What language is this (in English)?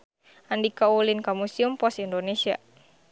Sundanese